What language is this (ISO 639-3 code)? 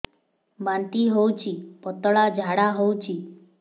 ori